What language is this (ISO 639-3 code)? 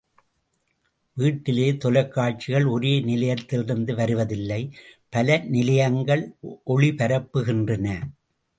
tam